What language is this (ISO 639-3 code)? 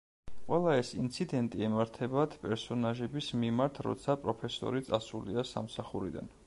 kat